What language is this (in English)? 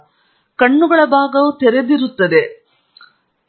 Kannada